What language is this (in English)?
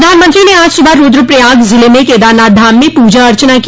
Hindi